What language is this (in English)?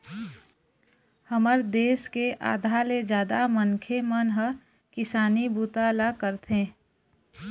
Chhattisgarhi